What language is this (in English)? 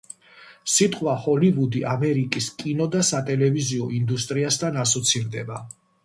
Georgian